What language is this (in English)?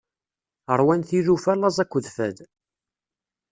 Kabyle